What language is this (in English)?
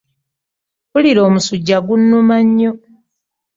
Ganda